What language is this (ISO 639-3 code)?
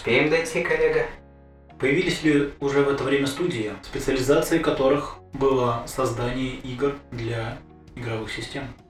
rus